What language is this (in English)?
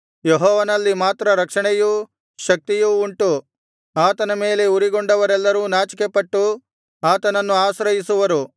Kannada